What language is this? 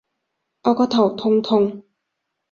Cantonese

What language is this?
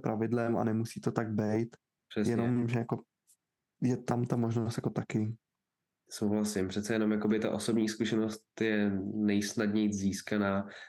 Czech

